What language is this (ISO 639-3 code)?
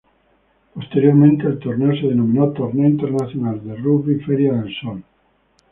spa